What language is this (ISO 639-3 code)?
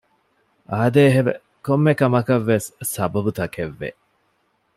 div